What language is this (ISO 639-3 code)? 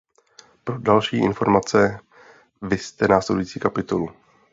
ces